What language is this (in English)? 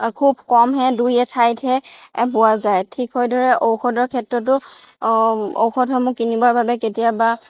Assamese